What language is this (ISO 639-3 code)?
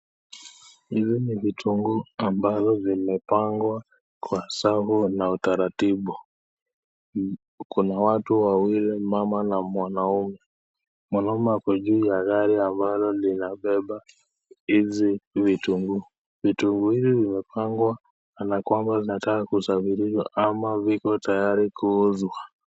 swa